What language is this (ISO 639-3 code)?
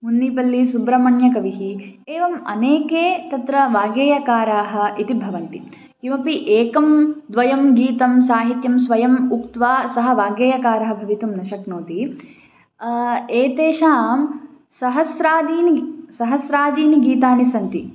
san